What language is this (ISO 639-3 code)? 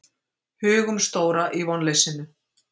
isl